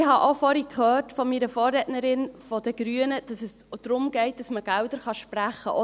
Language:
Swiss German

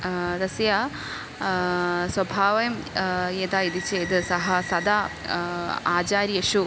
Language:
Sanskrit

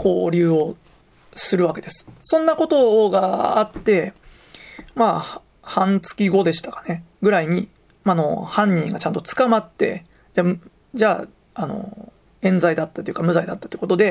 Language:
Japanese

